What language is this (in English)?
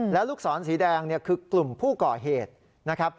Thai